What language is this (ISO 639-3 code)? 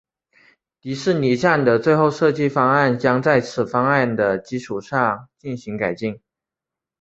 zho